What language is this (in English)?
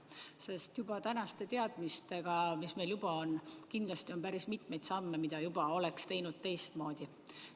Estonian